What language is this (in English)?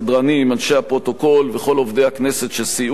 Hebrew